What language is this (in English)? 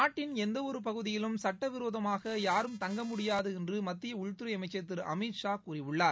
Tamil